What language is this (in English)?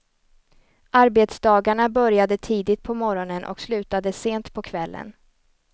Swedish